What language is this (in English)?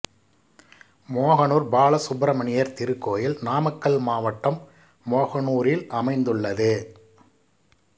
Tamil